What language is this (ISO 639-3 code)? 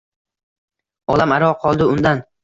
uzb